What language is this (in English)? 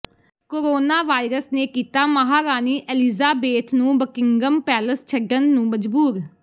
Punjabi